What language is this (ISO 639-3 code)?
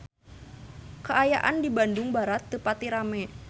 sun